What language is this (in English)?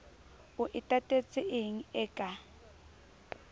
Southern Sotho